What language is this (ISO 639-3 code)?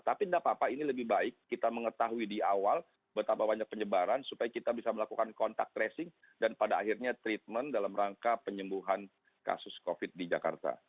ind